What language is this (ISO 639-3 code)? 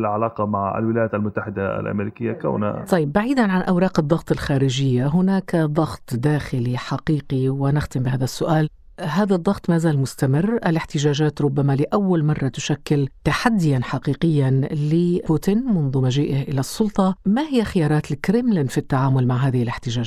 ara